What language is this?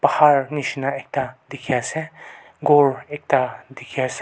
Naga Pidgin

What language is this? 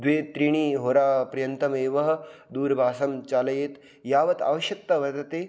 Sanskrit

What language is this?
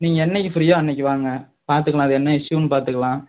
Tamil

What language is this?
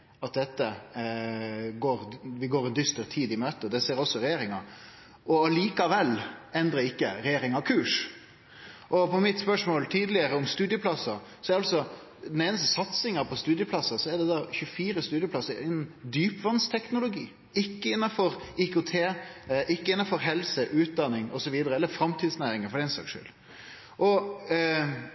Norwegian Nynorsk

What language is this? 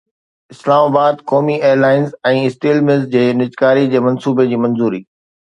Sindhi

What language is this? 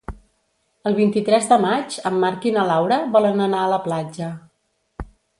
Catalan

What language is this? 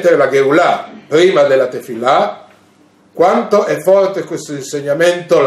Italian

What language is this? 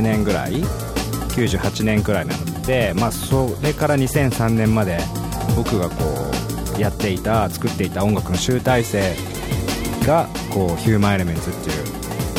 Japanese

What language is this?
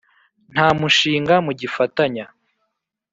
Kinyarwanda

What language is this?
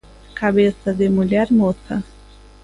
Galician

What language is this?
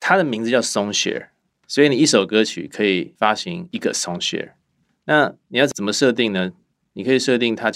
Chinese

